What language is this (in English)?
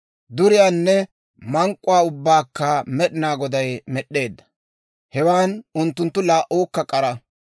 Dawro